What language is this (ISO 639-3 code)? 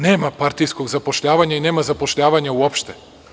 srp